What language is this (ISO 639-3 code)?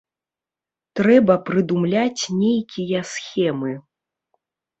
bel